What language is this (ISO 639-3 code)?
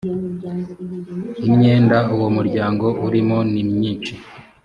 kin